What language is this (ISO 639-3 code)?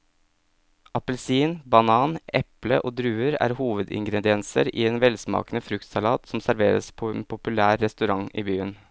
nor